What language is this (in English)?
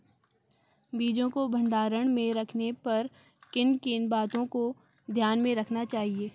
Hindi